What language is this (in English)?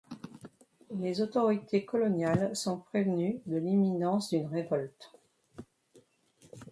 French